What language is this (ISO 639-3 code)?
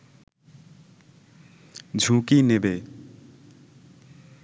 ben